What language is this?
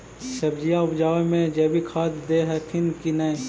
Magahi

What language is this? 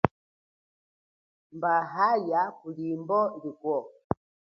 Chokwe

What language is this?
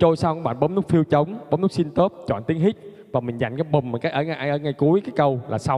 Vietnamese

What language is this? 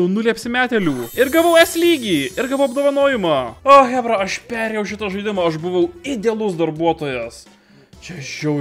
Lithuanian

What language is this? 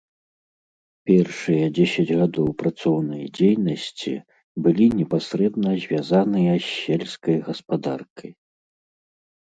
Belarusian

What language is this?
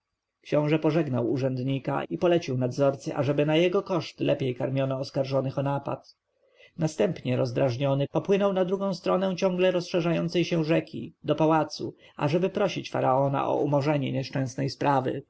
Polish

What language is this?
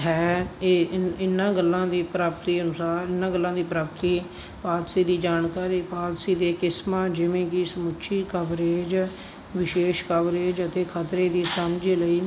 Punjabi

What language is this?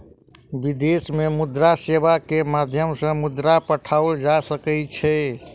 Maithili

